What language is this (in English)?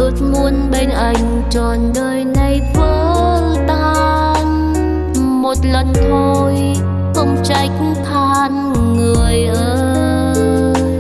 Vietnamese